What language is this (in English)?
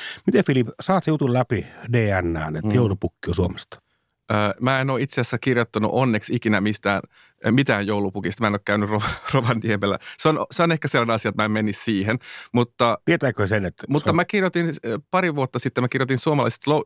Finnish